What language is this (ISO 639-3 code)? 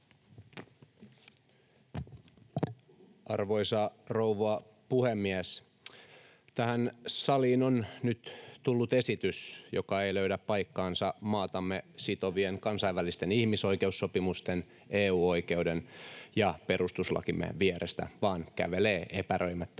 fin